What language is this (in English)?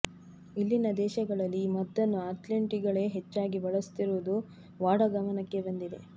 Kannada